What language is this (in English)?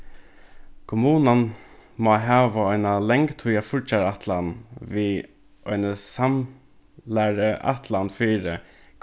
Faroese